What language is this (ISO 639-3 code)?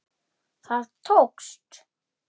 isl